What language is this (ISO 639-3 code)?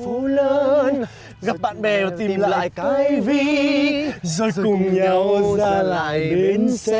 vie